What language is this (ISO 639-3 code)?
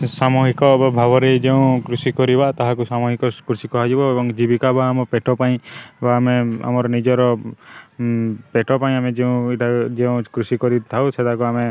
ori